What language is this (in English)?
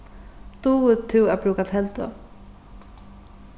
Faroese